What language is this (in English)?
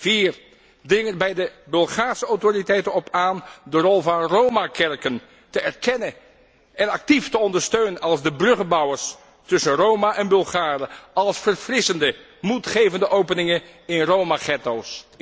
Dutch